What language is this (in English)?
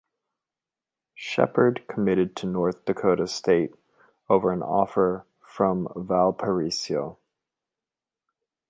English